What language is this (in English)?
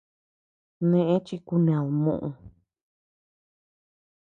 Tepeuxila Cuicatec